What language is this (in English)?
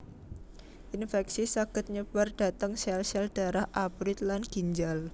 Javanese